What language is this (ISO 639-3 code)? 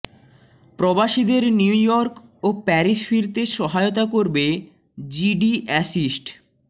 ben